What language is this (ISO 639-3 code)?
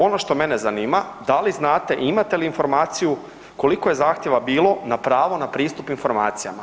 hrv